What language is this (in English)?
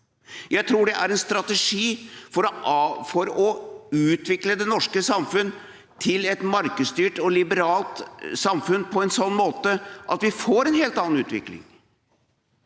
Norwegian